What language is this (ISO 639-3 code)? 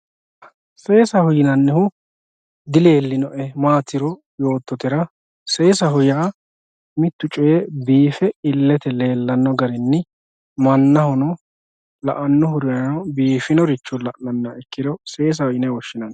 sid